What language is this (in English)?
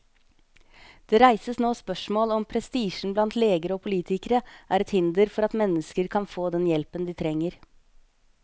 Norwegian